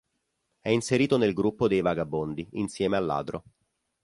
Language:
Italian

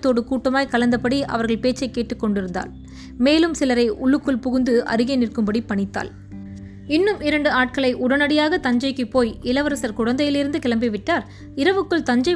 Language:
Tamil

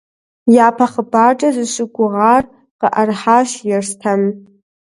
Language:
Kabardian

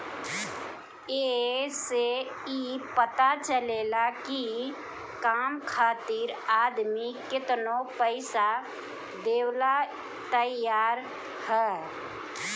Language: Bhojpuri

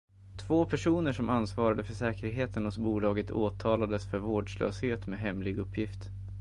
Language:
Swedish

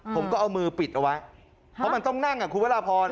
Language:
Thai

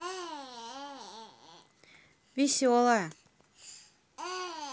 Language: Russian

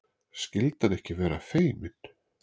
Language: Icelandic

